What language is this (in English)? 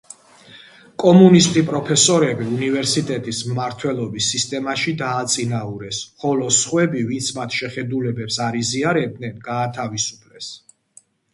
Georgian